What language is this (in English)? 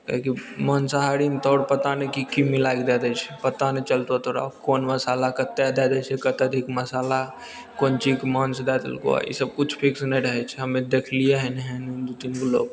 Maithili